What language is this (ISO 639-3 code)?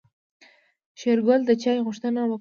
pus